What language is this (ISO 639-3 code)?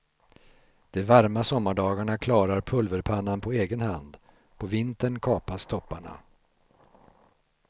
swe